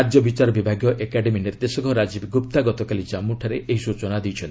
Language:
Odia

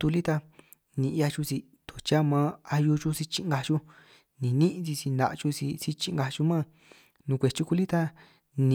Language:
San Martín Itunyoso Triqui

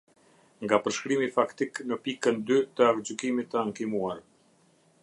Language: Albanian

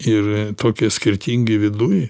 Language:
Lithuanian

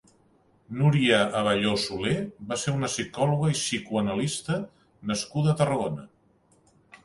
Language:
Catalan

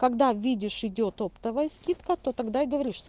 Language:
Russian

